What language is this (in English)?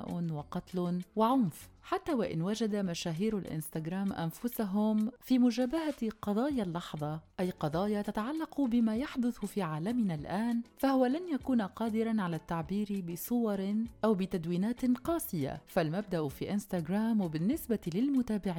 Arabic